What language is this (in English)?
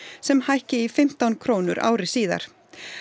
Icelandic